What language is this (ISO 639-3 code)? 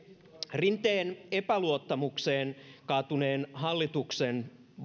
fin